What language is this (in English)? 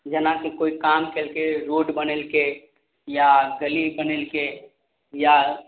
Maithili